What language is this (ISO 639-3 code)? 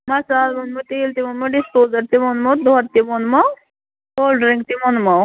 kas